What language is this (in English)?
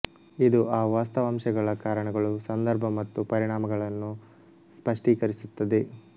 Kannada